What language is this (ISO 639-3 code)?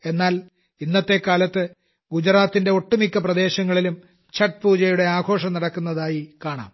mal